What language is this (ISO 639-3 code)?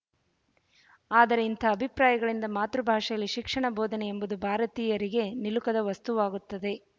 kan